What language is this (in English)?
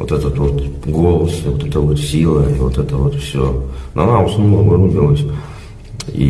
Russian